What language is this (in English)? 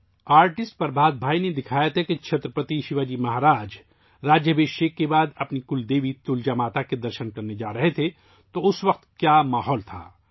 Urdu